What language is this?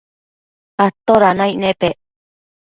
Matsés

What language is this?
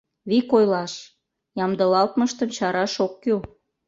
Mari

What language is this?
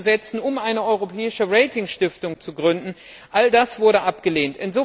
German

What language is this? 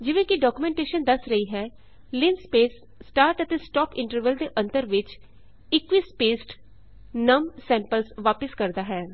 Punjabi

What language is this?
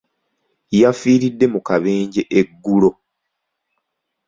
Ganda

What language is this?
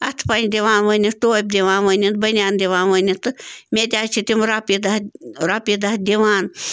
Kashmiri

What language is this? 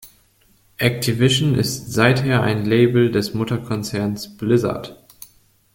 German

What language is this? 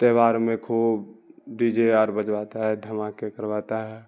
Urdu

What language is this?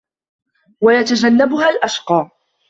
Arabic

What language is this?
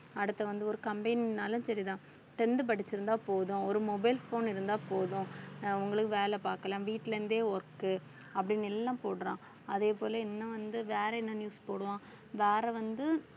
Tamil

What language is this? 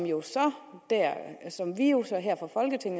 Danish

